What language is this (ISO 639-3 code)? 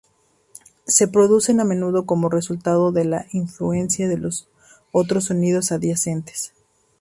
spa